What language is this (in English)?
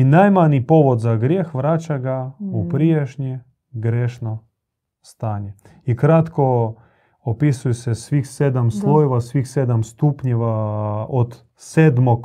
Croatian